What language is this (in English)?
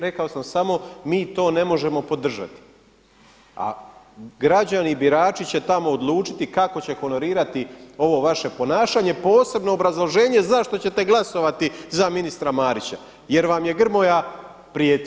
Croatian